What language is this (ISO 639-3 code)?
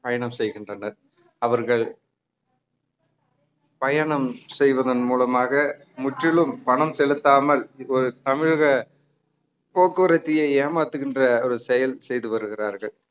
tam